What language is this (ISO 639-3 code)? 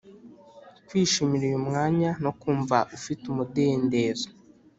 kin